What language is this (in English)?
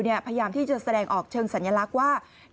Thai